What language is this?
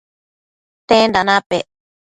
Matsés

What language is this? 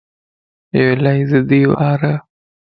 Lasi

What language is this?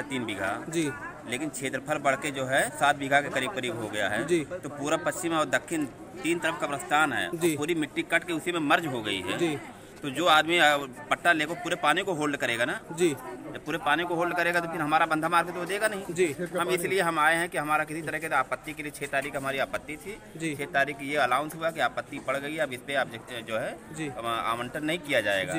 Hindi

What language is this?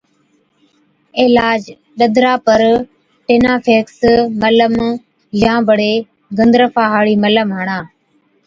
Od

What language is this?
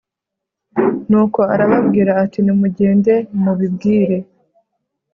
Kinyarwanda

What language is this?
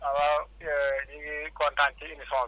Wolof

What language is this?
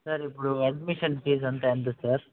Telugu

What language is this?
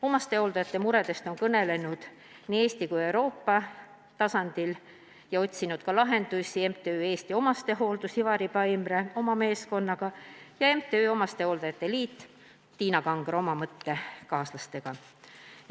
Estonian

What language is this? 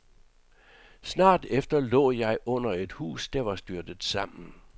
Danish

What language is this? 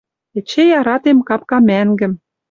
Western Mari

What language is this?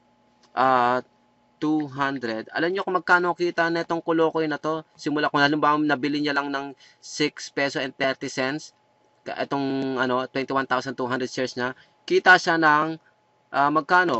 Filipino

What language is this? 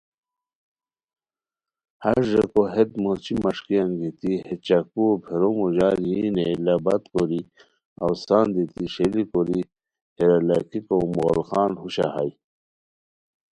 Khowar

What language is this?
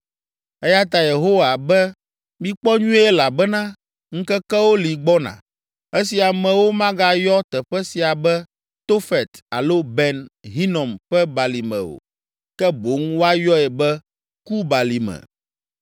Ewe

